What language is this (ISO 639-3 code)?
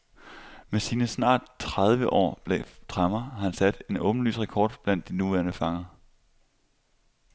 dan